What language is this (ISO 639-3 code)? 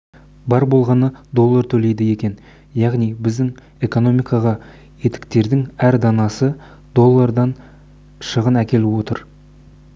kaz